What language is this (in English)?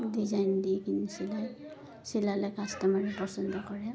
Assamese